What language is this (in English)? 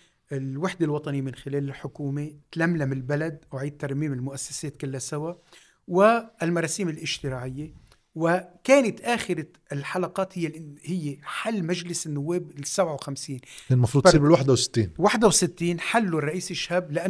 Arabic